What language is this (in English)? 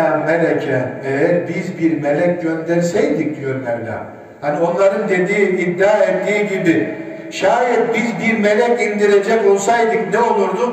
Turkish